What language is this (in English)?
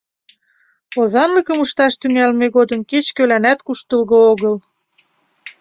Mari